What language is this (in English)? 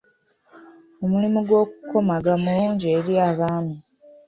Ganda